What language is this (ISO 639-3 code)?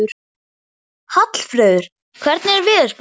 isl